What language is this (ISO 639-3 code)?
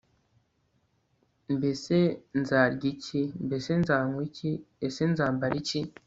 kin